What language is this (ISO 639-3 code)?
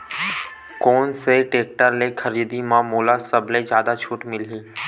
hne